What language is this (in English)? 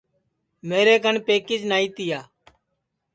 Sansi